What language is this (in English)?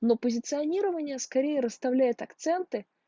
Russian